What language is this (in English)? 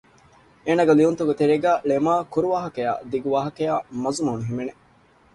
Divehi